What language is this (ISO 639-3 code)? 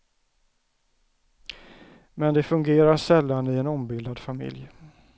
swe